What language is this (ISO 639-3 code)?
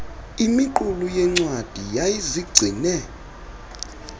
xho